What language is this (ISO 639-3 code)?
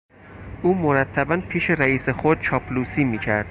fas